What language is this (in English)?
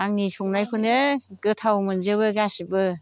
Bodo